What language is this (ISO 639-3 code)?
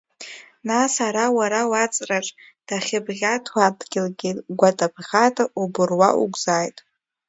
abk